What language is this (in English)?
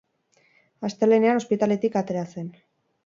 Basque